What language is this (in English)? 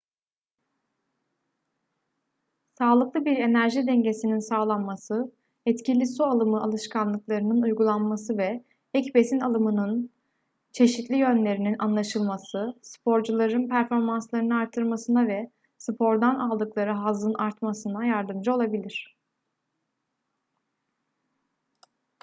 Turkish